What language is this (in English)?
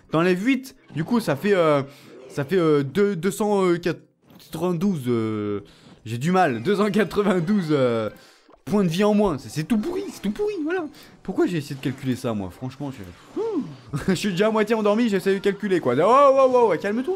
French